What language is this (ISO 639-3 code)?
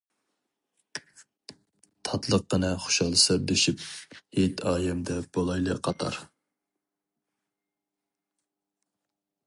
uig